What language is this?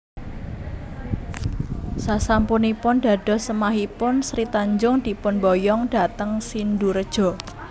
Javanese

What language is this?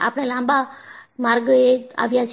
Gujarati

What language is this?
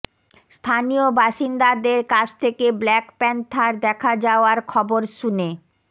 Bangla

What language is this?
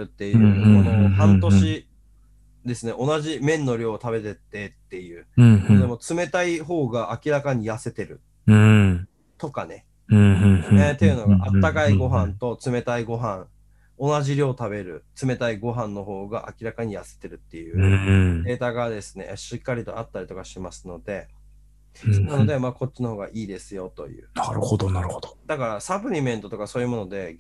Japanese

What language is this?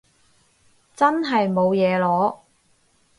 Cantonese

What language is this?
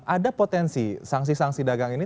Indonesian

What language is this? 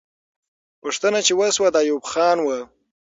Pashto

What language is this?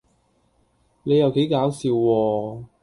Cantonese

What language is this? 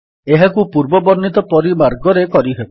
Odia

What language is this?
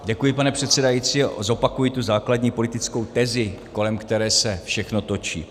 Czech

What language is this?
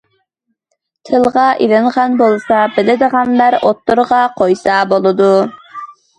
Uyghur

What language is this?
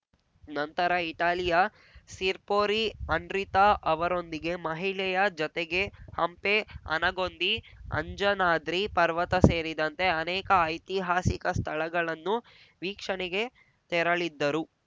Kannada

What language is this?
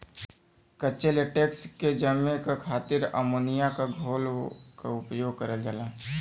Bhojpuri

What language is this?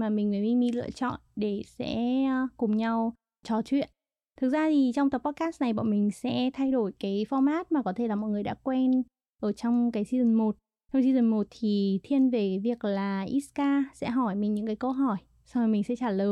Vietnamese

